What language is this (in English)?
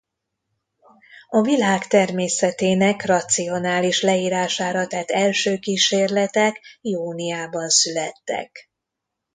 Hungarian